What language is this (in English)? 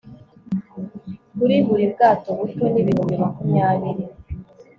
Kinyarwanda